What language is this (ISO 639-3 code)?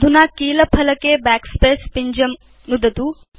san